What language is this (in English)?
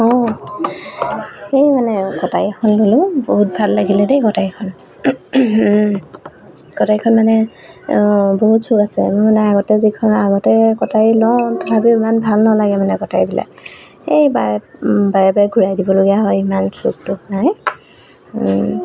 Assamese